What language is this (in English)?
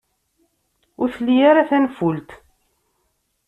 Kabyle